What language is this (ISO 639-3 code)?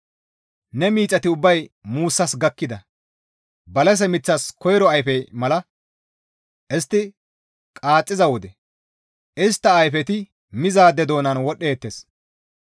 gmv